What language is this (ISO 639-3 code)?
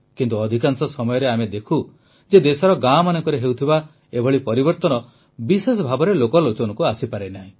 ori